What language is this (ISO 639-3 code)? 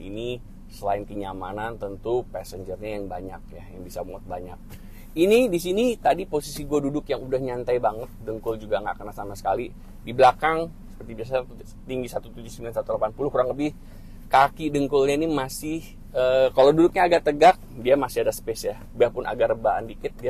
ind